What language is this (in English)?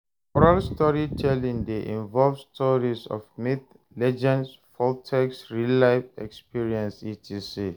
Nigerian Pidgin